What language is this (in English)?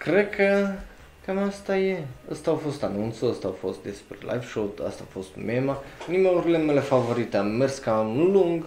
Romanian